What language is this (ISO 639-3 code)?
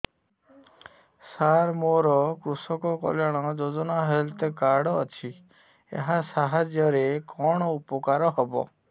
ori